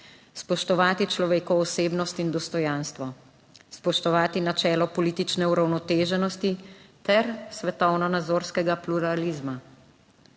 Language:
Slovenian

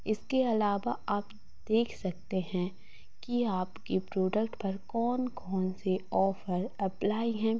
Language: Hindi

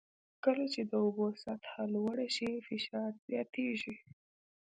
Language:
Pashto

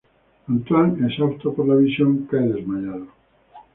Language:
Spanish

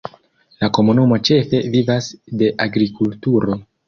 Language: Esperanto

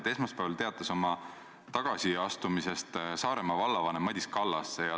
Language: Estonian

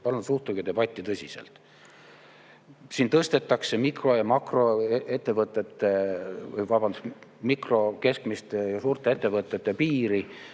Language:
Estonian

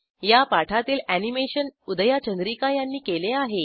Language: Marathi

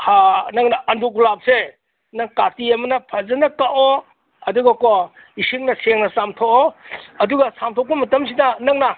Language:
Manipuri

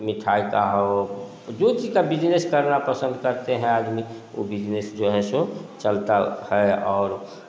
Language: Hindi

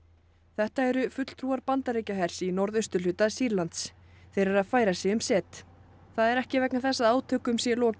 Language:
Icelandic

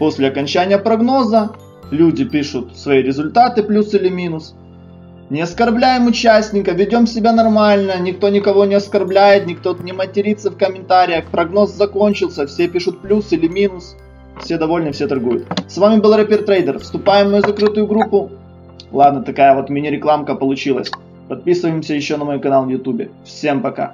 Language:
Russian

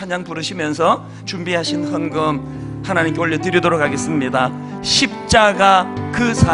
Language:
Korean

